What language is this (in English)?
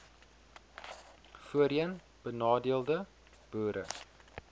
Afrikaans